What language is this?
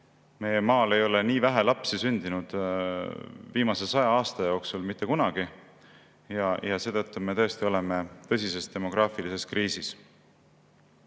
Estonian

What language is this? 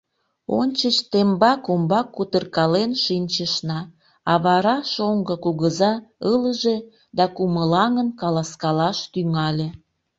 Mari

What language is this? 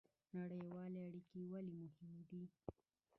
Pashto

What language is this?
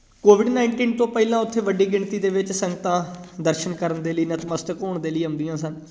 Punjabi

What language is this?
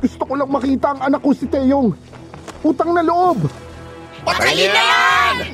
Filipino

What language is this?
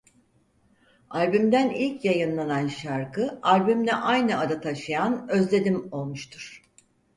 Turkish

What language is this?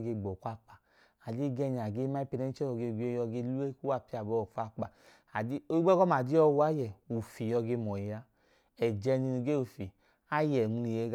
Idoma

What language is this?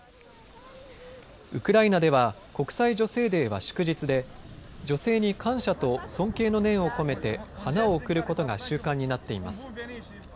Japanese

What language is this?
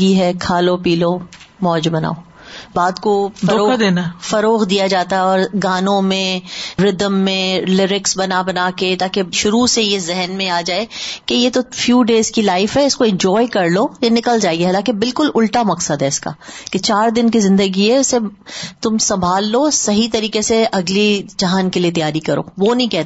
Urdu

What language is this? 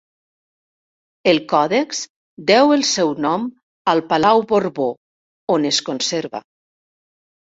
Catalan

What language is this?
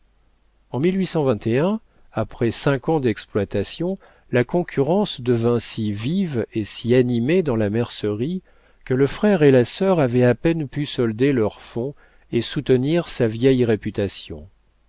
French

